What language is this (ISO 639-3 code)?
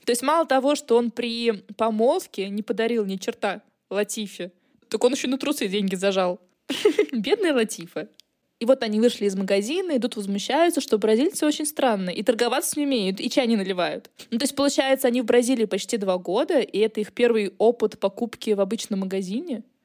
rus